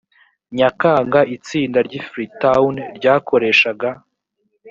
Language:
Kinyarwanda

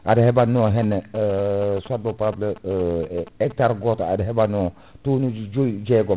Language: Fula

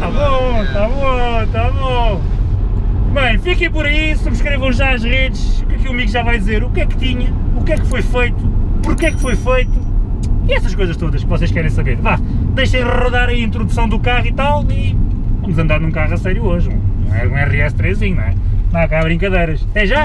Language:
Portuguese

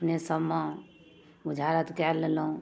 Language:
Maithili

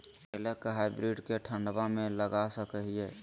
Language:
Magahi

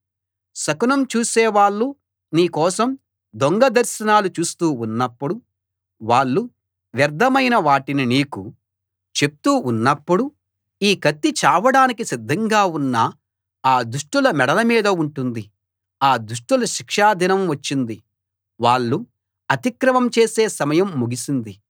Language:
Telugu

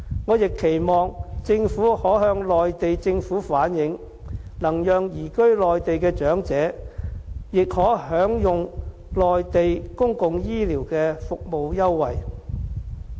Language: Cantonese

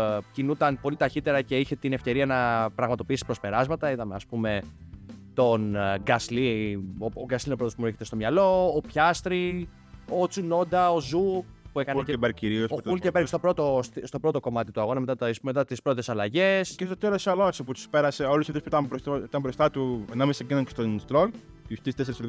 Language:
Greek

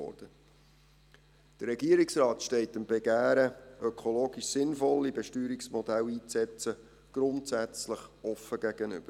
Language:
Swiss German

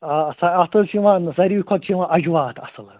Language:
Kashmiri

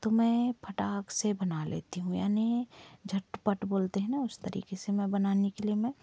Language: Hindi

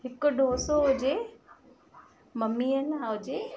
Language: Sindhi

